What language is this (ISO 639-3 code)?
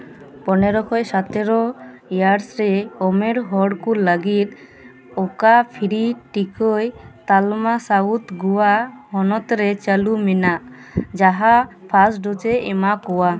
sat